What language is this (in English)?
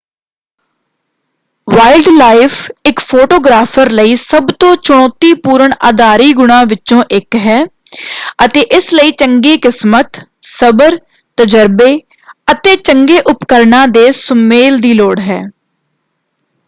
Punjabi